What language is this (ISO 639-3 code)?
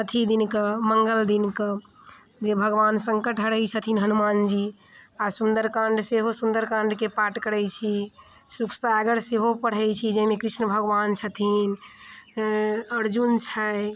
mai